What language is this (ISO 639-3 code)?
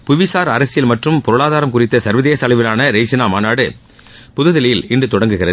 tam